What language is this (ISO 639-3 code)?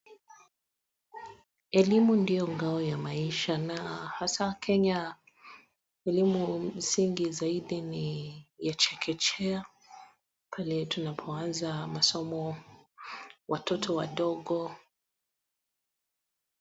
swa